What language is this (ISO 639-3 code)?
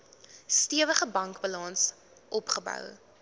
afr